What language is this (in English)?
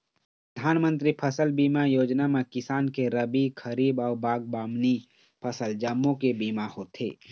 Chhattisgarhi